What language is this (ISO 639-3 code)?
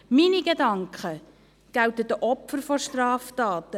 gsw